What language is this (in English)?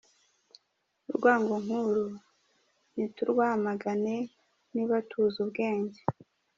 Kinyarwanda